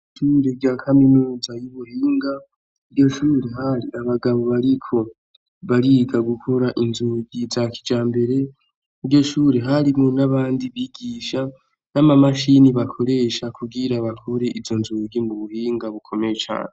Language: Rundi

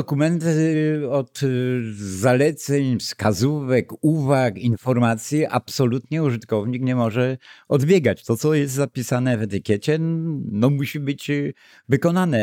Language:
Polish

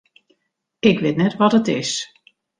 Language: Western Frisian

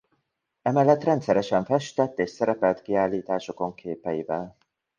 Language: Hungarian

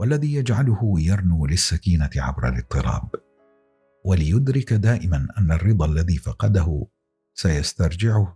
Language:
Arabic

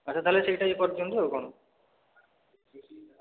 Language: Odia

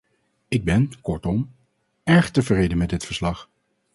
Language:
Dutch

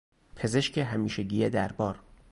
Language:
Persian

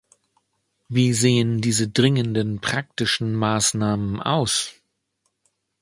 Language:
German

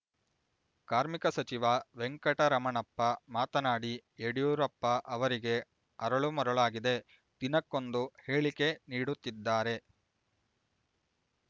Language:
Kannada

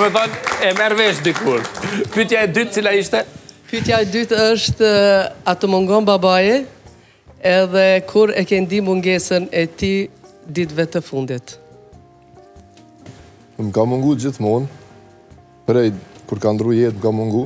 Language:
Romanian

